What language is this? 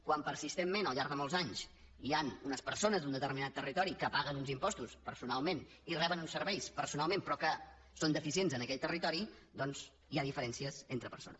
Catalan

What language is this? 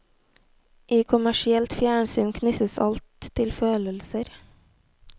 Norwegian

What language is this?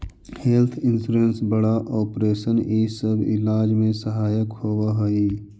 Magahi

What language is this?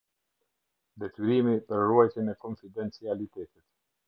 Albanian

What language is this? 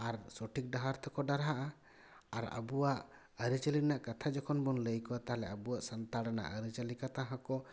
Santali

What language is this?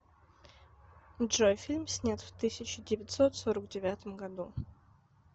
Russian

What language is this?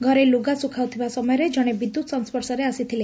Odia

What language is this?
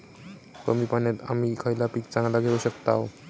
Marathi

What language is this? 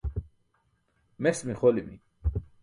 Burushaski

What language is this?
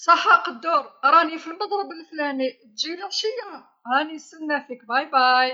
Algerian Arabic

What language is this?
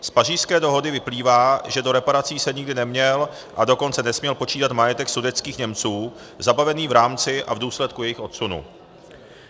Czech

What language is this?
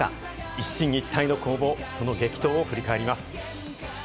Japanese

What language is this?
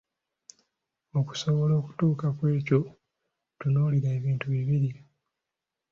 Ganda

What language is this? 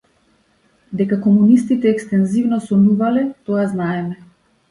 Macedonian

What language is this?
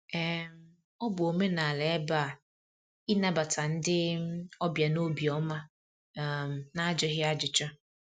Igbo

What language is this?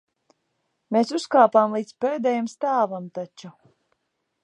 Latvian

